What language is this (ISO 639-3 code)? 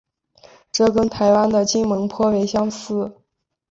zho